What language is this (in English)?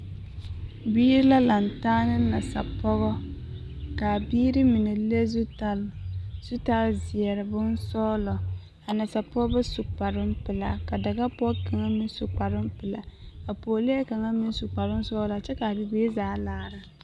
Southern Dagaare